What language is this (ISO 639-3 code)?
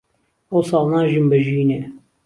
ckb